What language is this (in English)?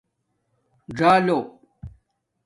Domaaki